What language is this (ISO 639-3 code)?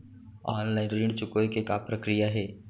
hne